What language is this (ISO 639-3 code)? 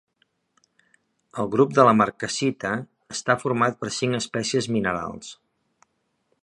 cat